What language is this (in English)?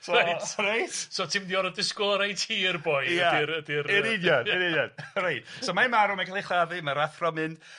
Welsh